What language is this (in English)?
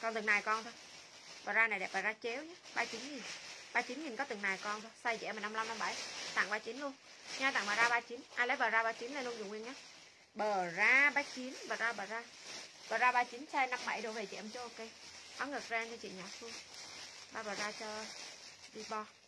Vietnamese